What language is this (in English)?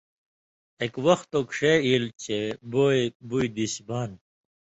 Indus Kohistani